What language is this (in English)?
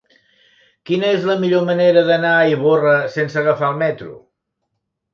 Catalan